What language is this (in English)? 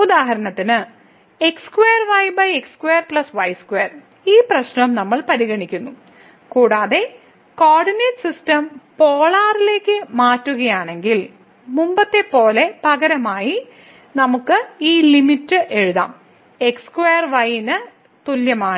Malayalam